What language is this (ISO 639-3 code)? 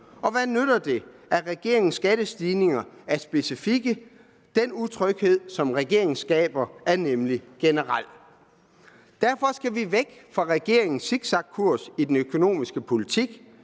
dan